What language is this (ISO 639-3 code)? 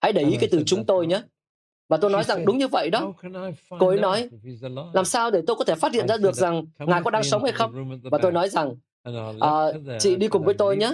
vie